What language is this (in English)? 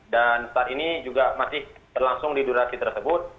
Indonesian